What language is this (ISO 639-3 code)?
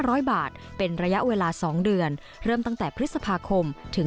tha